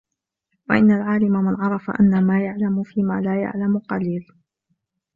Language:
Arabic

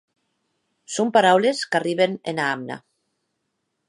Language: Occitan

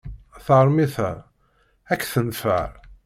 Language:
Kabyle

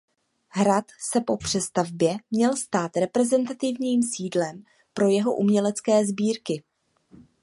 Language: Czech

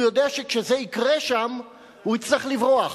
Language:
Hebrew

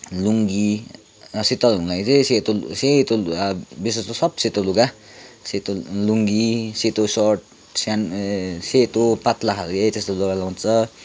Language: Nepali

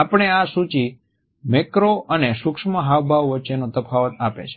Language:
Gujarati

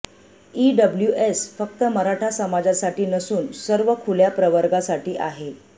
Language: Marathi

